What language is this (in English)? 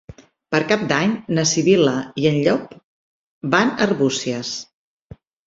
Catalan